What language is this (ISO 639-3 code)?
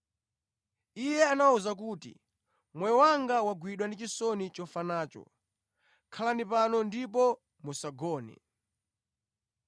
nya